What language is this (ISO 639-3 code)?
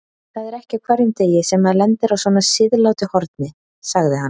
isl